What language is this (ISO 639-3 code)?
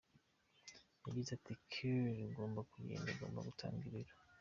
kin